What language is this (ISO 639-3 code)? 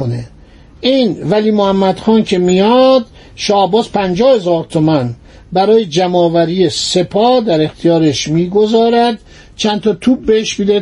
fas